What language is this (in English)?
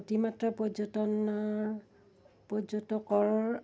Assamese